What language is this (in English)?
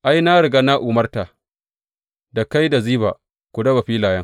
Hausa